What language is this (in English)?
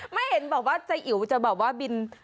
Thai